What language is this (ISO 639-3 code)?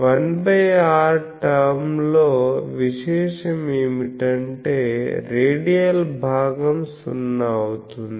tel